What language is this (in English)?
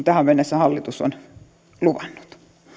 Finnish